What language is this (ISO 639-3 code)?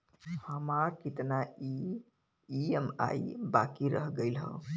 bho